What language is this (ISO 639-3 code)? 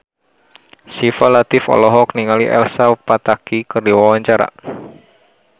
sun